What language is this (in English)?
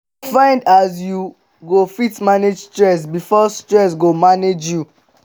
Nigerian Pidgin